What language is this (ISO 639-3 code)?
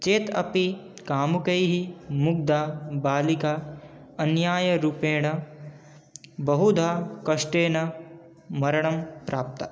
san